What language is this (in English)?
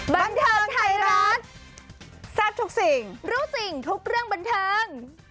Thai